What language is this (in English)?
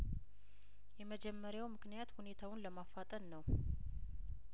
Amharic